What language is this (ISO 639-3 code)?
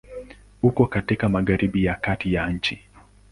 swa